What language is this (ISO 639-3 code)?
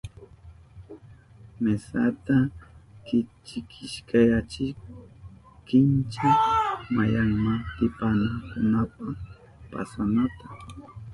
qup